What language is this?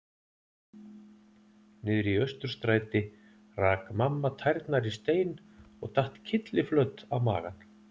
Icelandic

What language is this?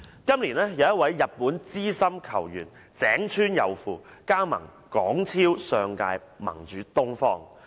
Cantonese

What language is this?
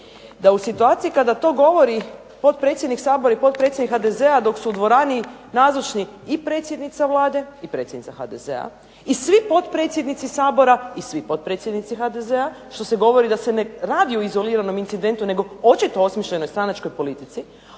Croatian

